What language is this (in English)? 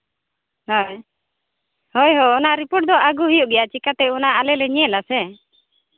Santali